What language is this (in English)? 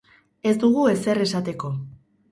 Basque